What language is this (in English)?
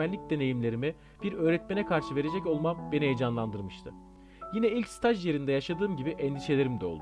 Turkish